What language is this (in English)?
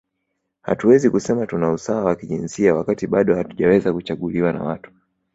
Swahili